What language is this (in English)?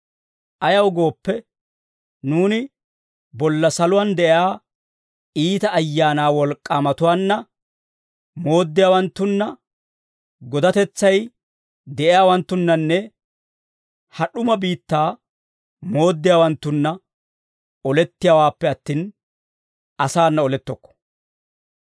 Dawro